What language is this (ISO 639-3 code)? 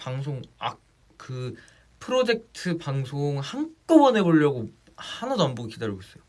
kor